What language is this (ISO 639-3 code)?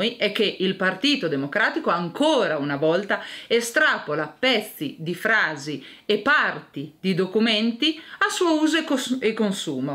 ita